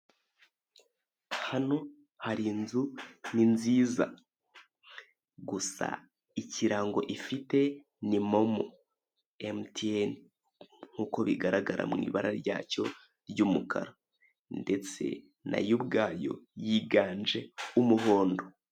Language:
Kinyarwanda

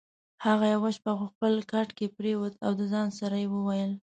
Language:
Pashto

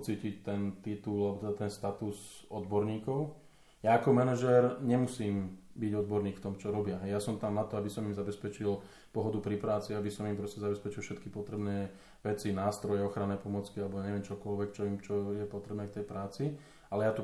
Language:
Slovak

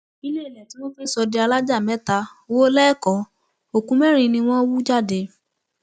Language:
Yoruba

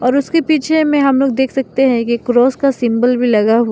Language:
Hindi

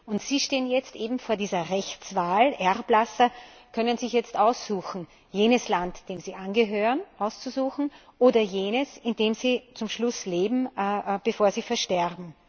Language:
German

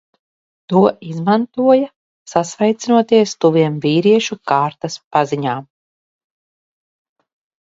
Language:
Latvian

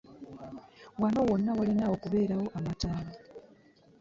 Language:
Ganda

